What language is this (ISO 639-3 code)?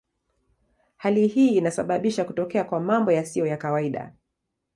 swa